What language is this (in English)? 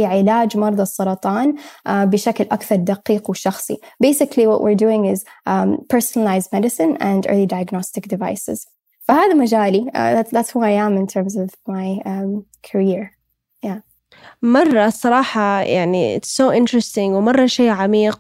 Arabic